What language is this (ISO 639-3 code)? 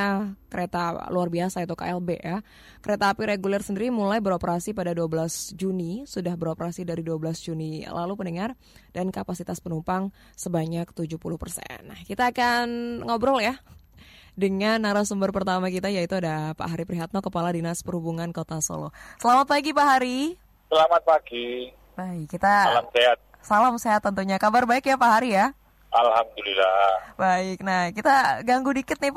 ind